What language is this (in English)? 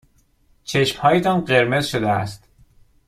Persian